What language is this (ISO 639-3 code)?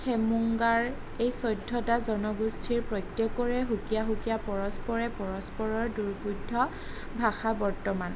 asm